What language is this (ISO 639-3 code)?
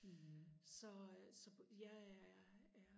dan